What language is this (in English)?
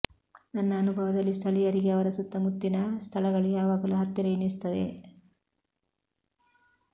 Kannada